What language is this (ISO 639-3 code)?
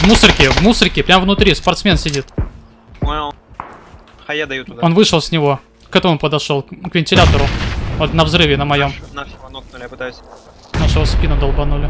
rus